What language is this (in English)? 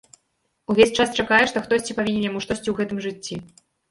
Belarusian